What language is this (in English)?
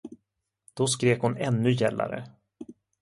Swedish